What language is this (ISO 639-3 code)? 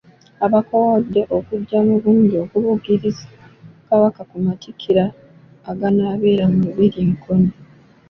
lug